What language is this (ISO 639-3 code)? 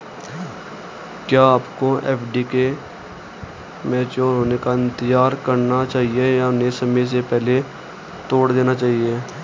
hin